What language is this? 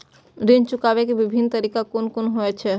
Maithili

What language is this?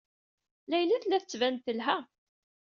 Kabyle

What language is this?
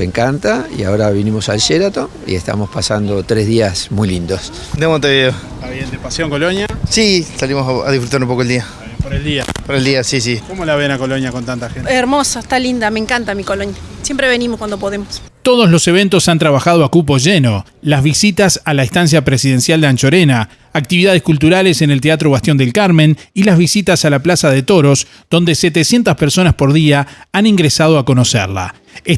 Spanish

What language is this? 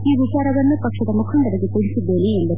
Kannada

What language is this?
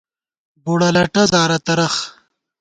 Gawar-Bati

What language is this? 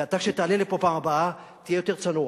Hebrew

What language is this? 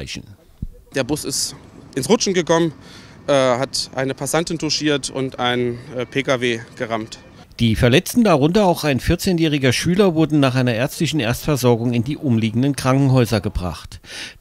German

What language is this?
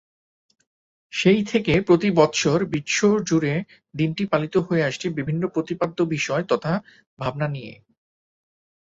Bangla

